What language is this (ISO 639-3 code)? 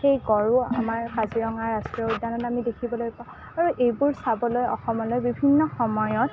asm